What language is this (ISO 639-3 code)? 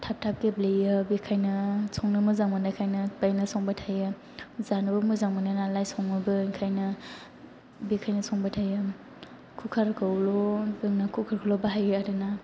brx